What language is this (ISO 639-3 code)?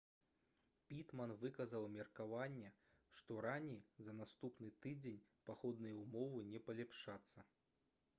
bel